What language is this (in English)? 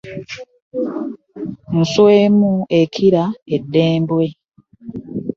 Ganda